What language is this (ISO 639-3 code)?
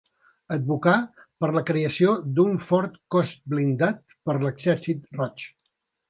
cat